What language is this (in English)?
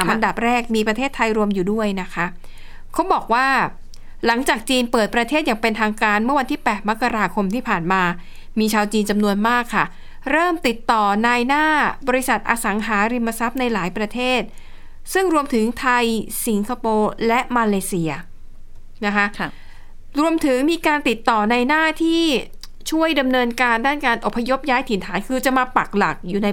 Thai